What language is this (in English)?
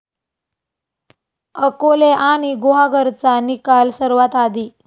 Marathi